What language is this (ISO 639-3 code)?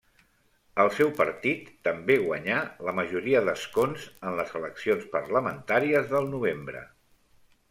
cat